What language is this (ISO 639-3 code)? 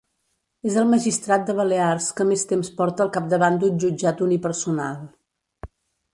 cat